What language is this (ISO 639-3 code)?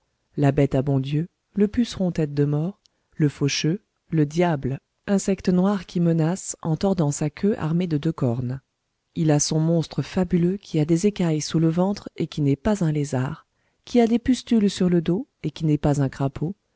fra